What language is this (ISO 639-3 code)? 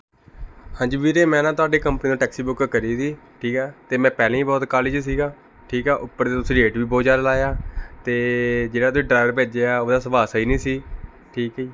pan